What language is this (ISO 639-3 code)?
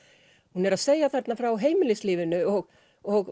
isl